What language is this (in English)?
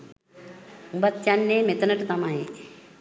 Sinhala